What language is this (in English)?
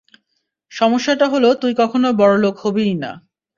Bangla